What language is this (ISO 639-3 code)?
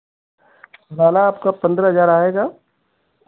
hin